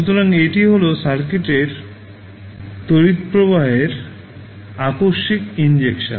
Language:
Bangla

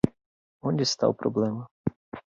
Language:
Portuguese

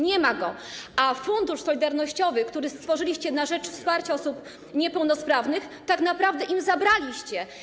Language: Polish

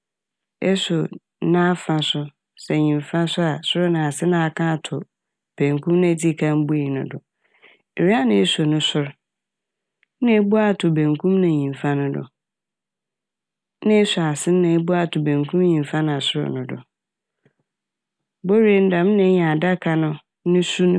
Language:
Akan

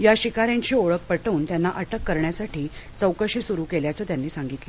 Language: Marathi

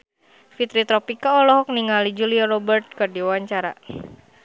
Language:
Sundanese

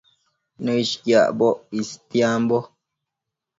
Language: Matsés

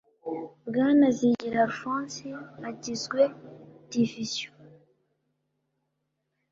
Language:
Kinyarwanda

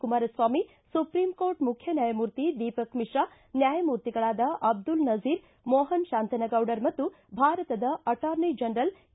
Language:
Kannada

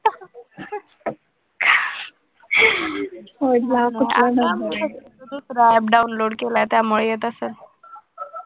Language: Marathi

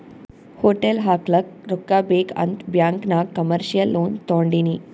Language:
Kannada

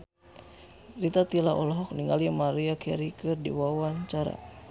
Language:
Sundanese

